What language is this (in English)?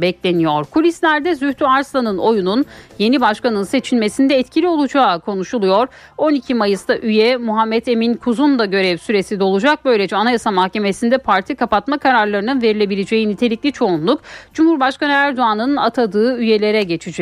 Turkish